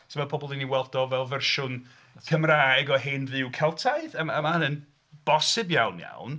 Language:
Welsh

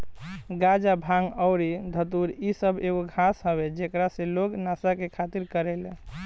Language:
Bhojpuri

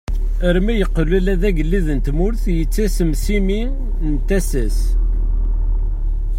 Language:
Kabyle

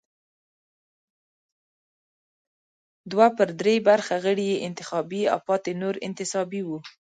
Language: Pashto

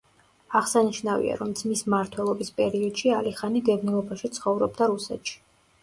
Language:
Georgian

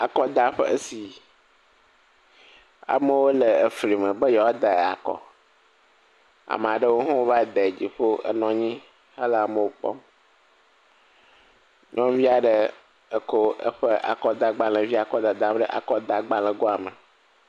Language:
Ewe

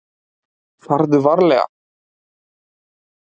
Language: Icelandic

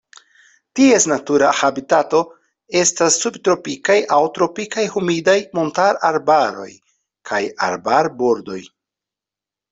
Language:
Esperanto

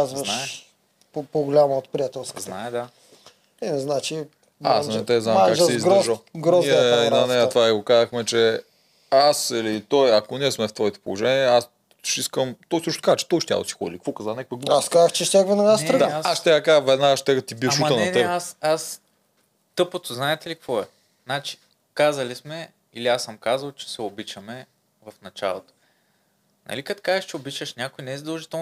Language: Bulgarian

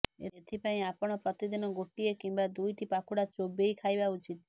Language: Odia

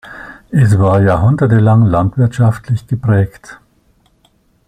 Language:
German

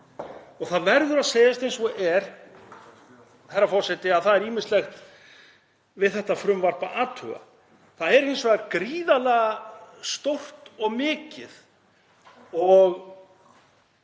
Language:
Icelandic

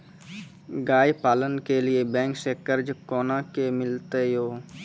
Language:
Maithili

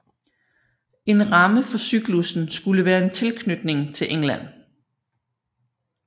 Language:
Danish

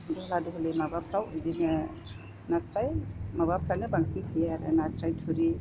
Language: Bodo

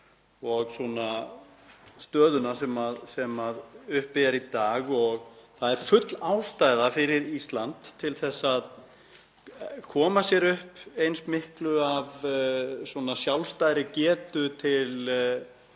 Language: Icelandic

